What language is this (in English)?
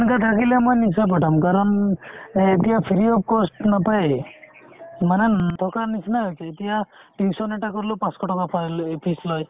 Assamese